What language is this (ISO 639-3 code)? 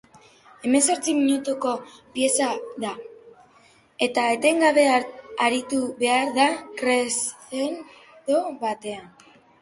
eus